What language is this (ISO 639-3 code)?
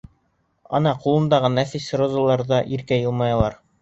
bak